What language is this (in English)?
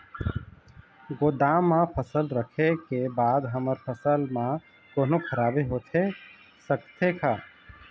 Chhattisgarhi